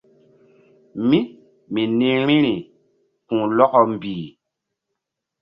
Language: Mbum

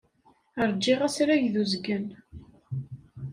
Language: Kabyle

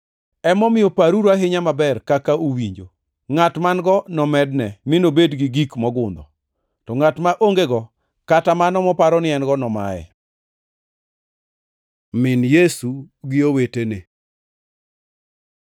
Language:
Luo (Kenya and Tanzania)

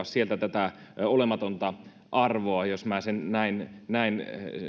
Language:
Finnish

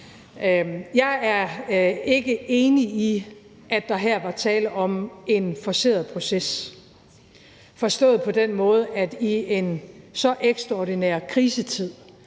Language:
Danish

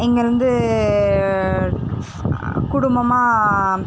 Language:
Tamil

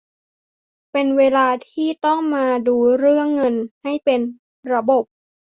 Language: Thai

